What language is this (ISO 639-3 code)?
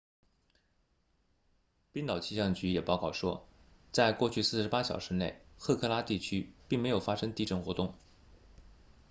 zho